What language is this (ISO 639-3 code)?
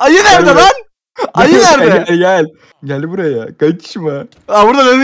tur